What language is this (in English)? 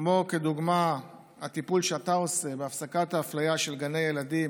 Hebrew